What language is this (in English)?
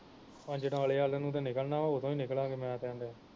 Punjabi